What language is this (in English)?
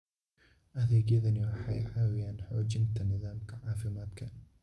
Somali